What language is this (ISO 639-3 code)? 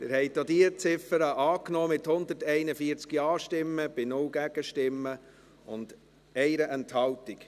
gsw